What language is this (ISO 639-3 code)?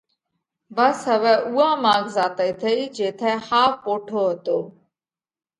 kvx